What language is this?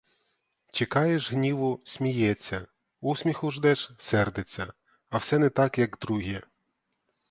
Ukrainian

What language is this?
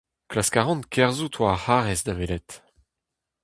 Breton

